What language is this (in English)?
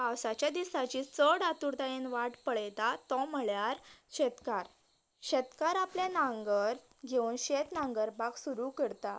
Konkani